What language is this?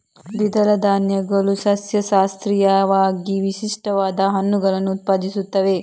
Kannada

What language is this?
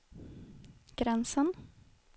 Swedish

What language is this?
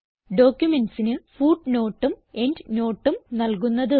Malayalam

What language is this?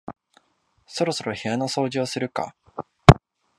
Japanese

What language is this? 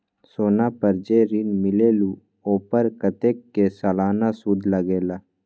Magahi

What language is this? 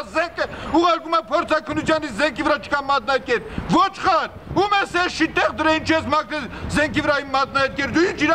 Hindi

